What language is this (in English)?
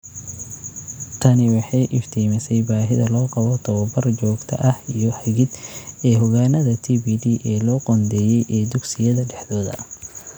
Somali